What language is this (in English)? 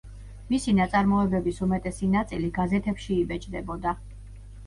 Georgian